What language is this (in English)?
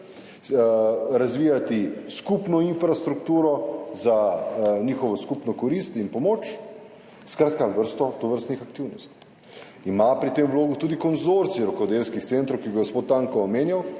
Slovenian